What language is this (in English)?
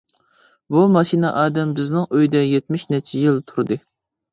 Uyghur